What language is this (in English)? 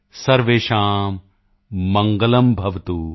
Punjabi